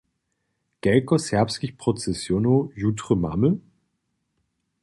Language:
Upper Sorbian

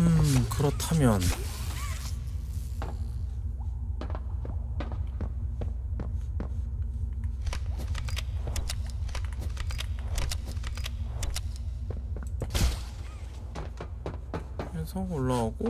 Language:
Korean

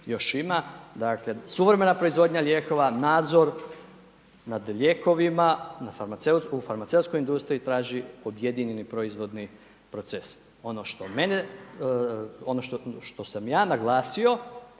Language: Croatian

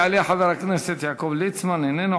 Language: Hebrew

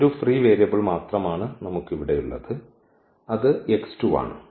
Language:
Malayalam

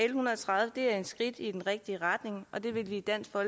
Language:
Danish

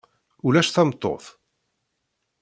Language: Kabyle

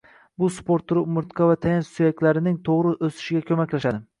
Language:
Uzbek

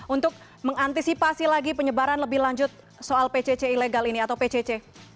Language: Indonesian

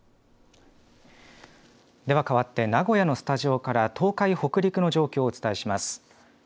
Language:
Japanese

